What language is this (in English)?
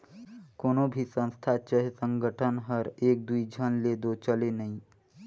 Chhattisgarhi